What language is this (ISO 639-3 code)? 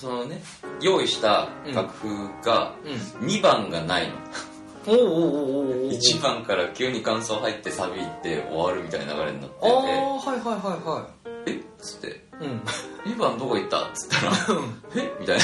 jpn